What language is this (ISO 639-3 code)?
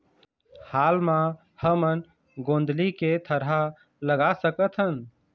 hne